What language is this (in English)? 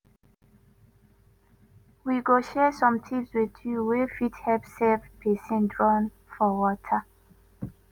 Nigerian Pidgin